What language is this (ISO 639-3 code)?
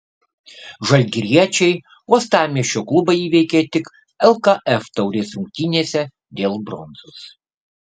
lit